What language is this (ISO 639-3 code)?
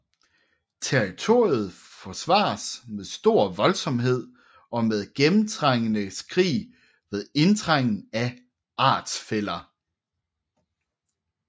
dan